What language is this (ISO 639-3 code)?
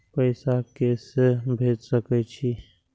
mai